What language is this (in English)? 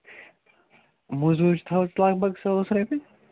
Kashmiri